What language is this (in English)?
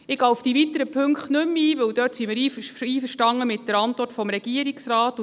Swiss German